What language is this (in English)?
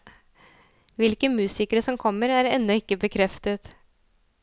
Norwegian